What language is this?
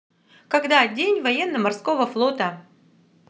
Russian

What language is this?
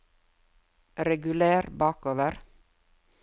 Norwegian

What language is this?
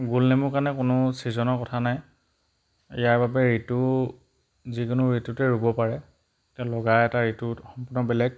Assamese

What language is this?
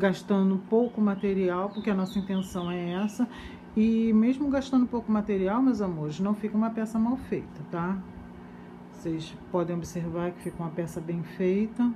Portuguese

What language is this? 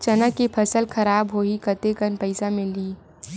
Chhattisgarhi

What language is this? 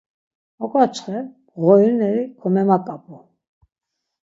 Laz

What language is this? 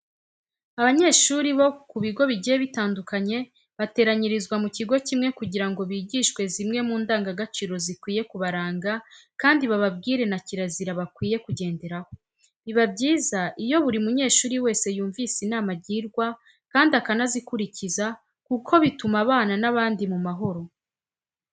Kinyarwanda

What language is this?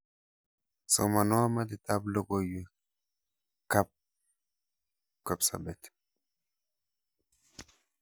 Kalenjin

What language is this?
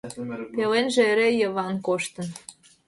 Mari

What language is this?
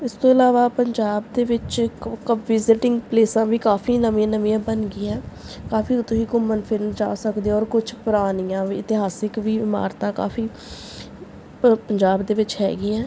Punjabi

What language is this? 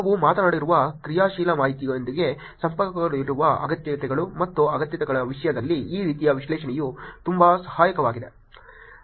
Kannada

